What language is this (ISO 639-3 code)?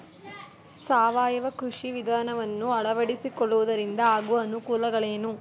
kan